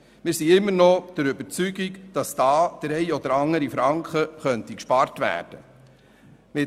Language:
Swiss German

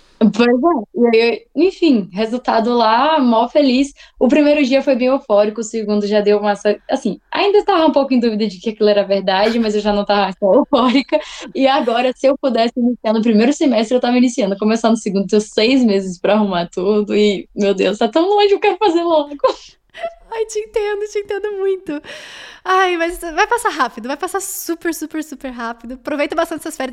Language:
Portuguese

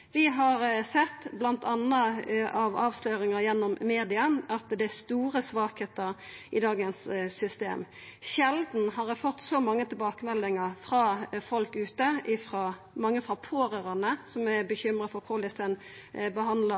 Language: Norwegian Nynorsk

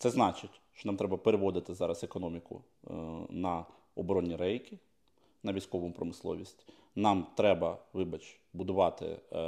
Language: Ukrainian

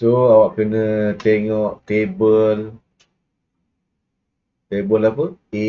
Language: Malay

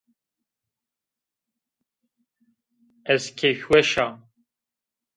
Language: Zaza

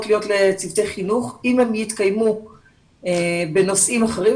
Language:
Hebrew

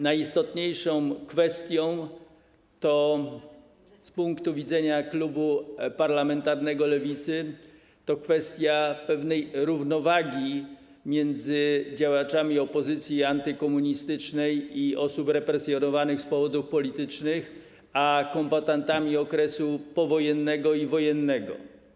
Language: Polish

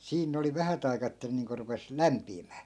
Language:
Finnish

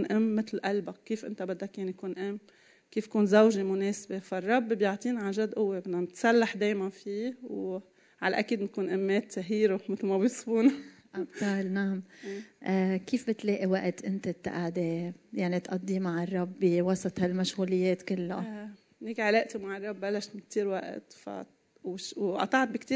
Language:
Arabic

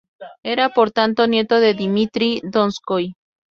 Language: Spanish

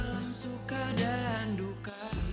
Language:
Indonesian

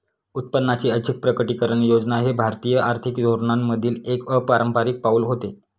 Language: Marathi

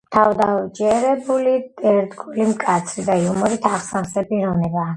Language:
Georgian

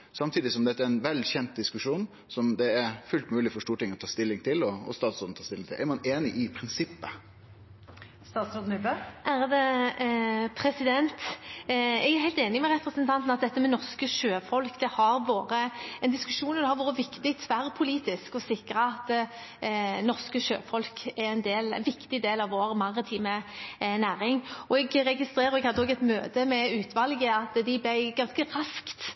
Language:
Norwegian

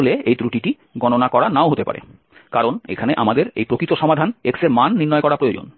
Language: Bangla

